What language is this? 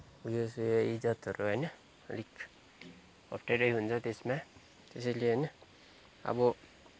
Nepali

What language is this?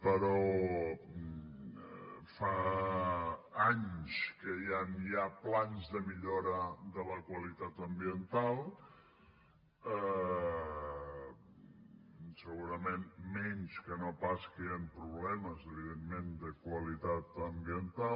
Catalan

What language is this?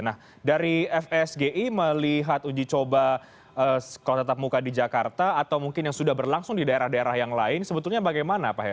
Indonesian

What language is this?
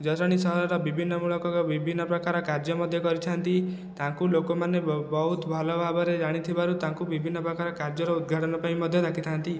Odia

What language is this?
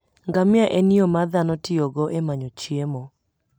Luo (Kenya and Tanzania)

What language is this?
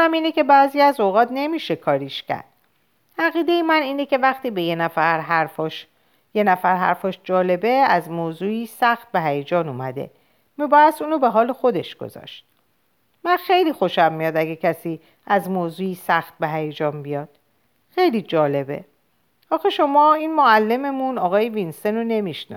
Persian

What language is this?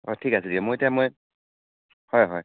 Assamese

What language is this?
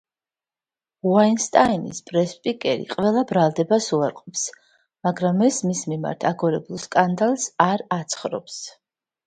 Georgian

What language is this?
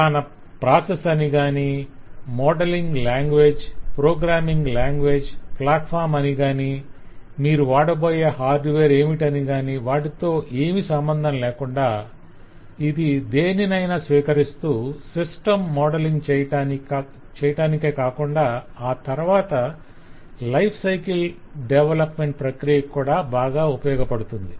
Telugu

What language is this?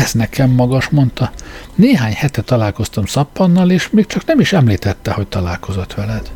Hungarian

